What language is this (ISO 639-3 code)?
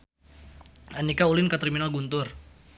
sun